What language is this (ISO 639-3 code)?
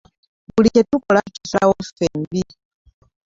lug